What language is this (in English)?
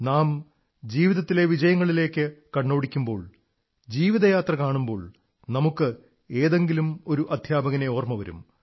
Malayalam